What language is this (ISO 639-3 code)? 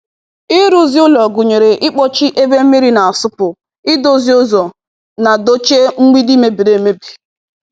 ibo